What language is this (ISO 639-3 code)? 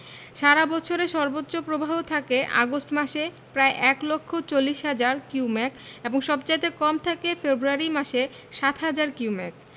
ben